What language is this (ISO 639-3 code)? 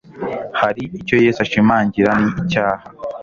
kin